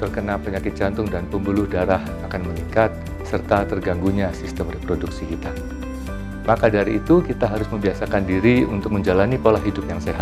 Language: Indonesian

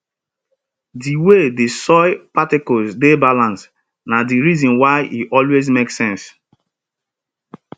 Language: Nigerian Pidgin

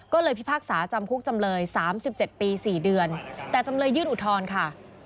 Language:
Thai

